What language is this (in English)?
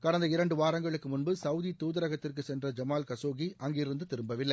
Tamil